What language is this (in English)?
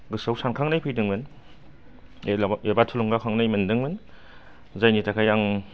Bodo